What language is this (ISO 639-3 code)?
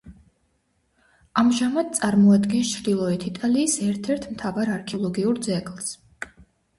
kat